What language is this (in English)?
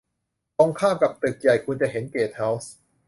Thai